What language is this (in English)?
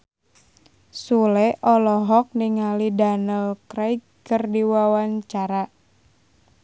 Sundanese